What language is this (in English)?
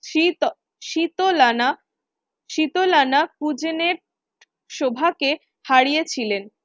Bangla